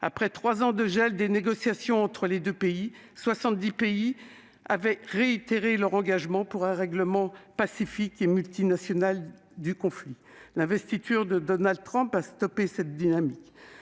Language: French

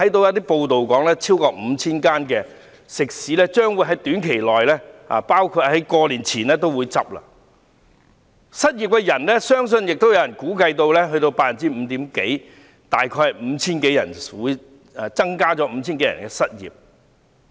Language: Cantonese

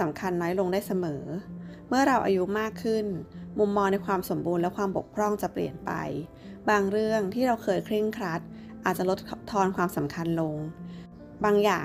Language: Thai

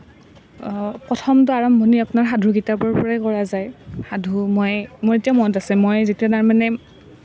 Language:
Assamese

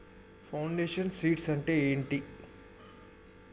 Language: Telugu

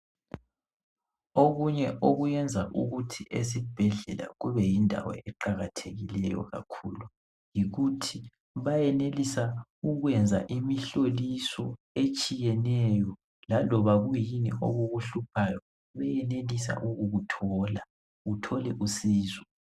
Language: North Ndebele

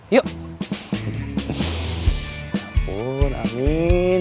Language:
Indonesian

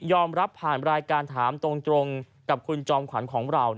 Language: Thai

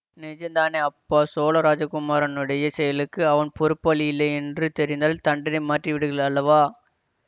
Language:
Tamil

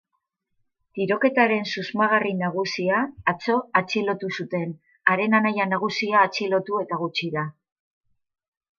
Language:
Basque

